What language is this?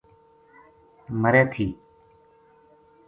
Gujari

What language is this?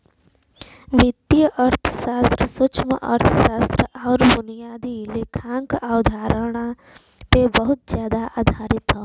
Bhojpuri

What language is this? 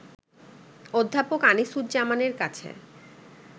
Bangla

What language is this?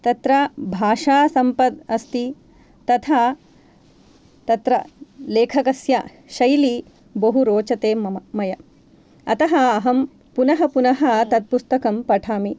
Sanskrit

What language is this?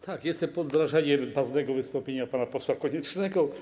Polish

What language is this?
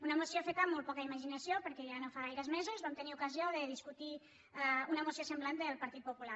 Catalan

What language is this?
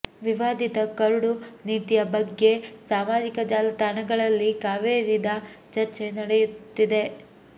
Kannada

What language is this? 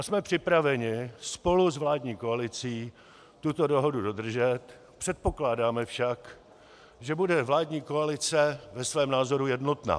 Czech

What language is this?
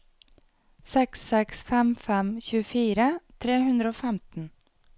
Norwegian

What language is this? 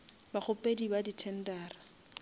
Northern Sotho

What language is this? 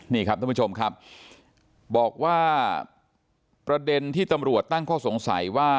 Thai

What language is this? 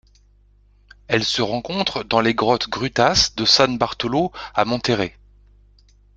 French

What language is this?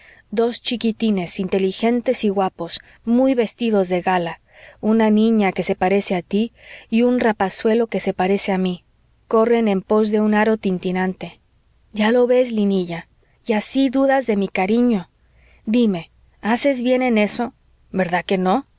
Spanish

